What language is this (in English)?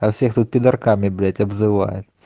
Russian